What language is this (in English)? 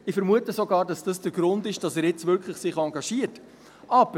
Swiss German